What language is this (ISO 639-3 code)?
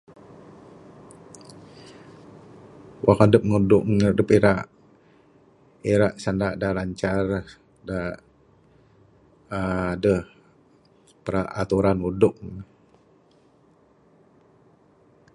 sdo